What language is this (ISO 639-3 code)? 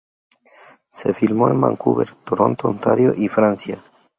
spa